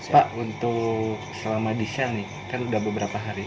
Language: Indonesian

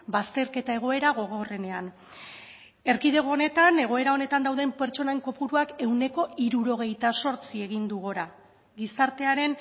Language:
Basque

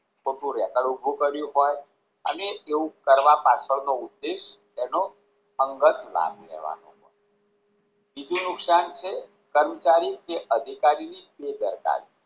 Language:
Gujarati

